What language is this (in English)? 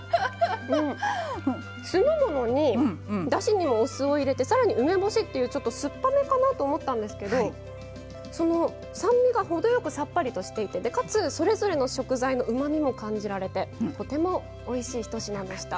Japanese